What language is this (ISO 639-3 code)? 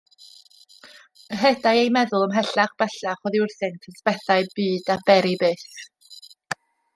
cym